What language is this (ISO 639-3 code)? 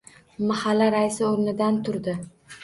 uzb